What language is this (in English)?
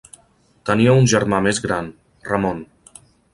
Catalan